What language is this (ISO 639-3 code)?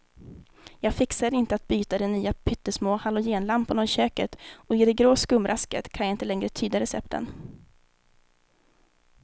swe